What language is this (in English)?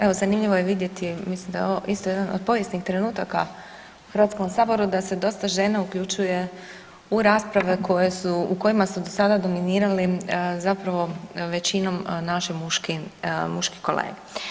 Croatian